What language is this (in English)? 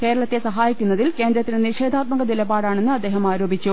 Malayalam